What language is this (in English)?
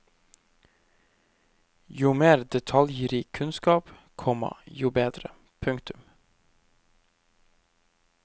Norwegian